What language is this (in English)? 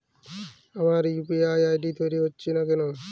Bangla